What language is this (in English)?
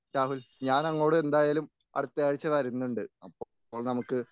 Malayalam